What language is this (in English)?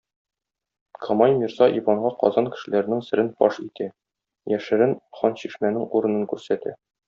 Tatar